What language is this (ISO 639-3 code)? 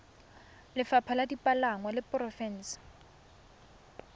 tsn